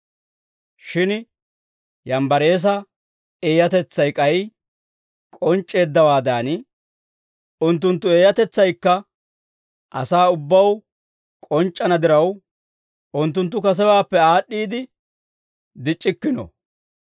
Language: Dawro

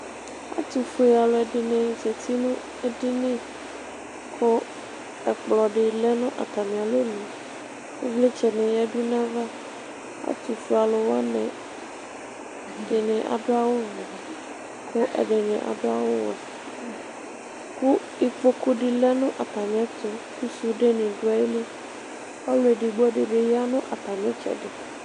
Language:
Ikposo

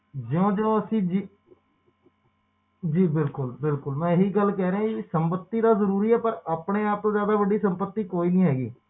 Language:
Punjabi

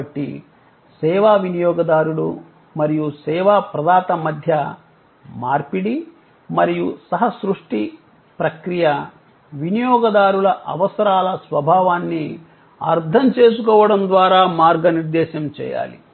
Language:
Telugu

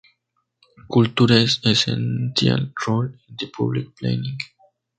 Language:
Spanish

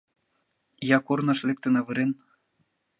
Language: Mari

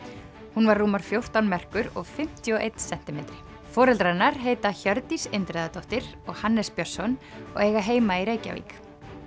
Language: Icelandic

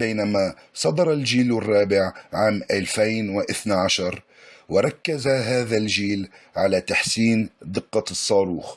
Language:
Arabic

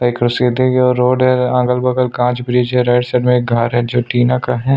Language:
Hindi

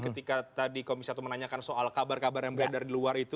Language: Indonesian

